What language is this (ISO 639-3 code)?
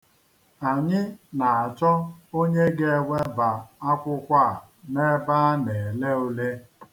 ibo